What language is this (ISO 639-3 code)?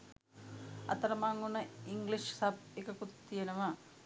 sin